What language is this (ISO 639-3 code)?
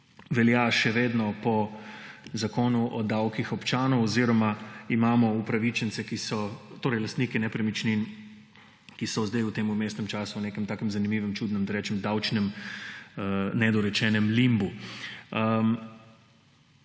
slv